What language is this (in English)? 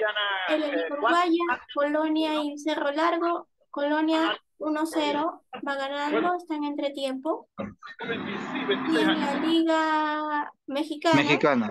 Spanish